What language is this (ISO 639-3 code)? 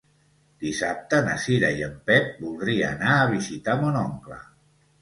cat